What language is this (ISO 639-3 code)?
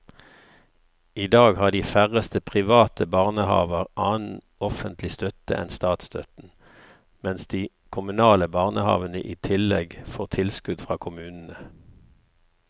nor